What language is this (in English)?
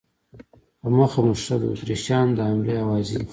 Pashto